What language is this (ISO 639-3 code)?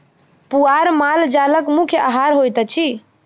mai